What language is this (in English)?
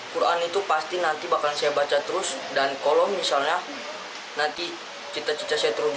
Indonesian